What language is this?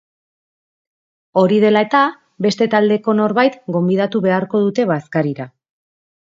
Basque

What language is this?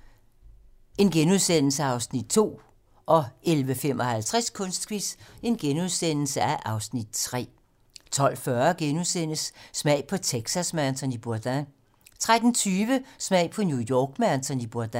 Danish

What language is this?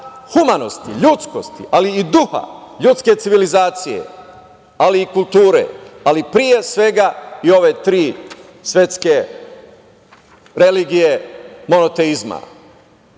Serbian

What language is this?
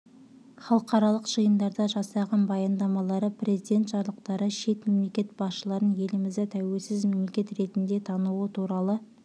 Kazakh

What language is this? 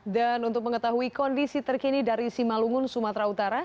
Indonesian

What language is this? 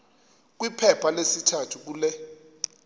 Xhosa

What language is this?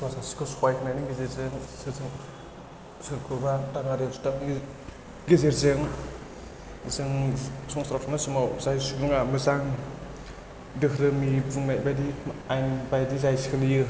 Bodo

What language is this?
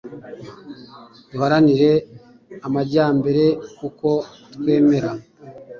Kinyarwanda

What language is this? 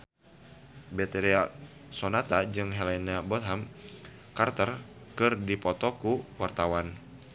Sundanese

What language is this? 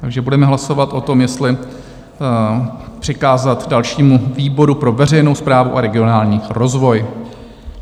Czech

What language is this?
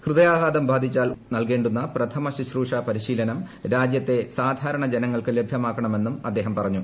Malayalam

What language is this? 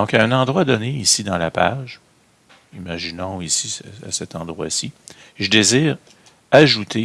French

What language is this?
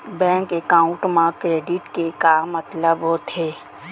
Chhattisgarhi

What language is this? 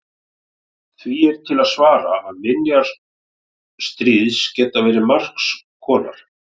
Icelandic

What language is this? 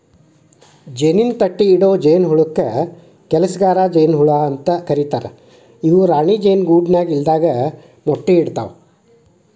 Kannada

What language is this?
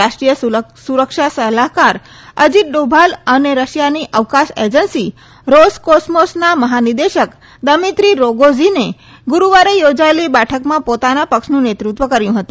Gujarati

